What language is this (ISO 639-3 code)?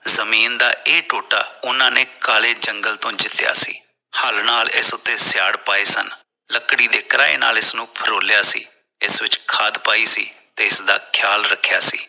pan